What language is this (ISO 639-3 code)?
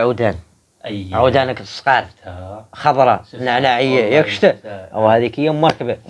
ara